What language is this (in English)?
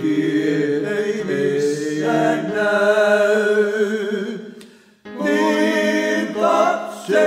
Romanian